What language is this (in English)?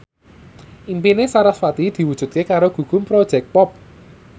Javanese